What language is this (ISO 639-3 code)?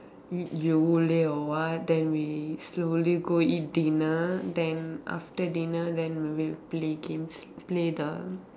eng